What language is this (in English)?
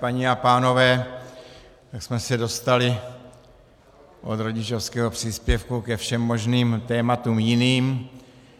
Czech